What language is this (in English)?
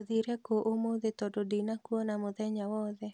Kikuyu